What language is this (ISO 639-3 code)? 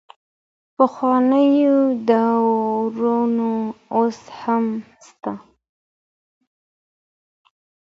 pus